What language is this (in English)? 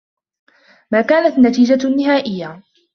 Arabic